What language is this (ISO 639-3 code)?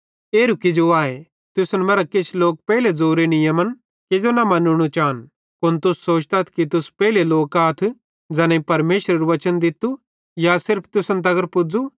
bhd